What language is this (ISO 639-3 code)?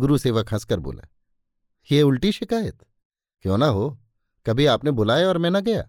hin